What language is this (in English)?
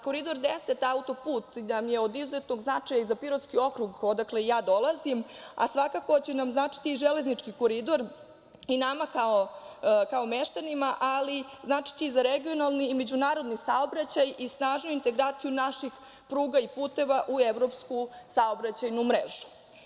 Serbian